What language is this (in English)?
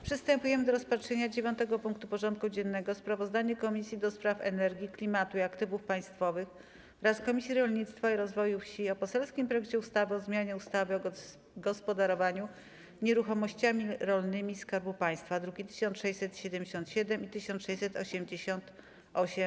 Polish